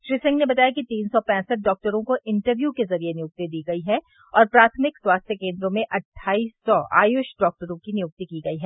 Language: Hindi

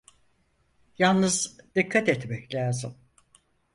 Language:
Turkish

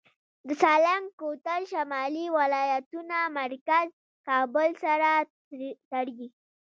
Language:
Pashto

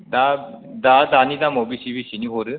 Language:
Bodo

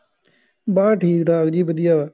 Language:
Punjabi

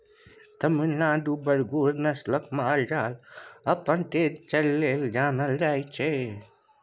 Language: Maithili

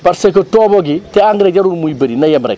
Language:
Wolof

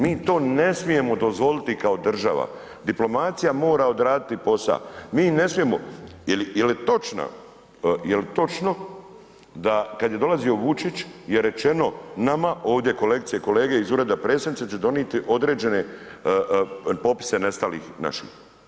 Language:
Croatian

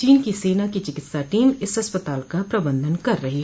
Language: Hindi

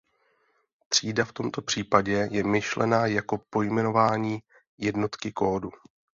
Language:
Czech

